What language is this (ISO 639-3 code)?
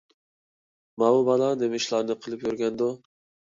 uig